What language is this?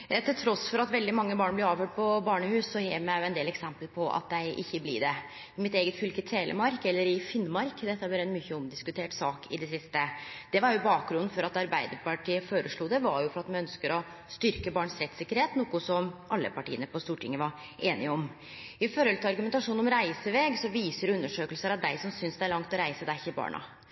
Norwegian Nynorsk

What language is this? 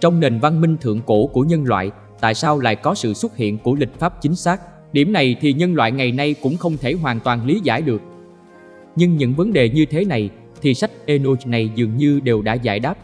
Vietnamese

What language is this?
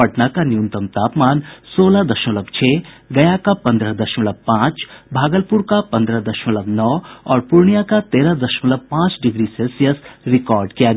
Hindi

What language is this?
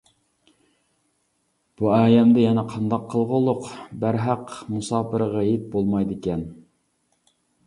Uyghur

